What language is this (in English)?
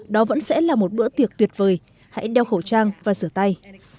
Vietnamese